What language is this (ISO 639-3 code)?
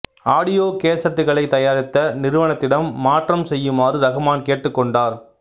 tam